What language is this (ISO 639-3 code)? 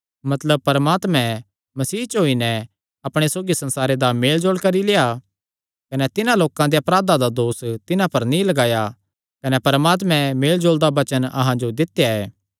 xnr